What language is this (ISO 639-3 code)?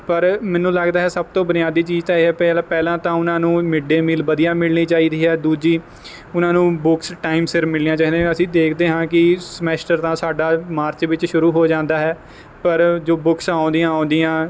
pan